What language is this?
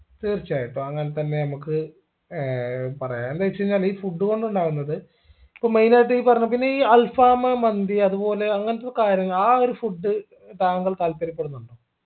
Malayalam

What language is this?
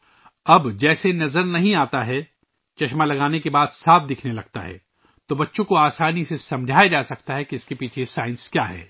Urdu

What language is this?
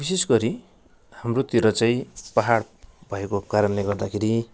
Nepali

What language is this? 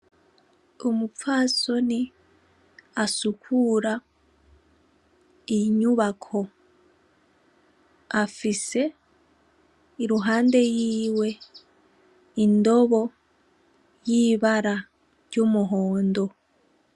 Rundi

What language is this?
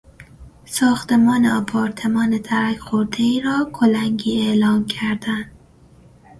Persian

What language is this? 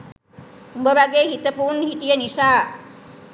Sinhala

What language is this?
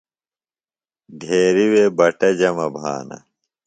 Phalura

